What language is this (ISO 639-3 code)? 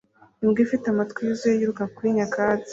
kin